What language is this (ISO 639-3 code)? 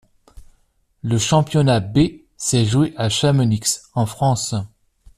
fra